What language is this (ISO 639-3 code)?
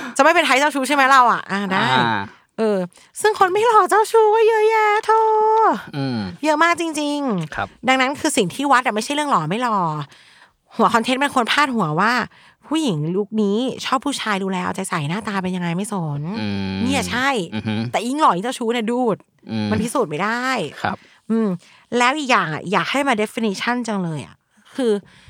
tha